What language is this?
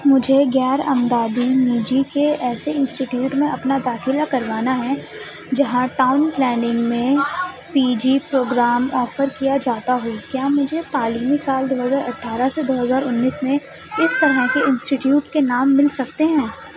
Urdu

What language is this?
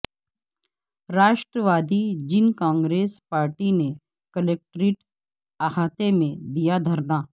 Urdu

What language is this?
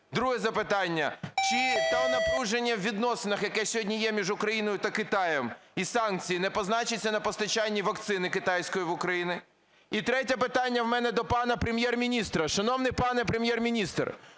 Ukrainian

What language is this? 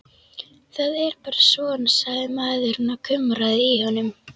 Icelandic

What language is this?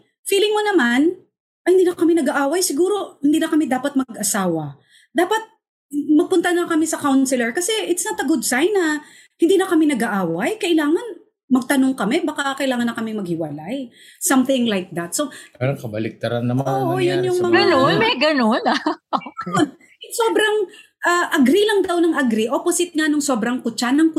Filipino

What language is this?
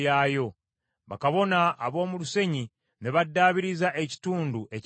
Ganda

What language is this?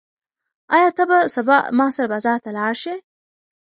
Pashto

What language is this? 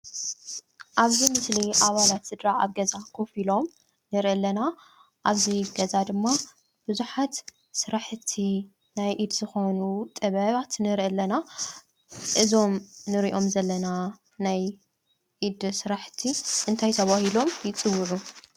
Tigrinya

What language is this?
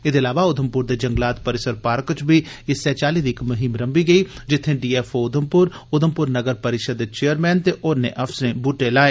Dogri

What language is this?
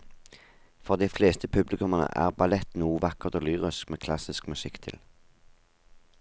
Norwegian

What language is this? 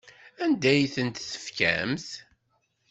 Kabyle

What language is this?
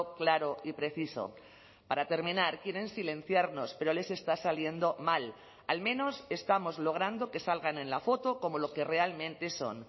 Spanish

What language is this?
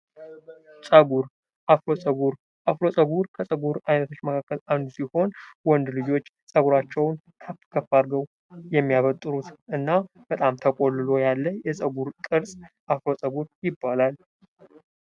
Amharic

